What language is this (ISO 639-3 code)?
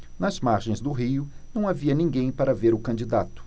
por